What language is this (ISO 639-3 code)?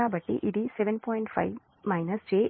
tel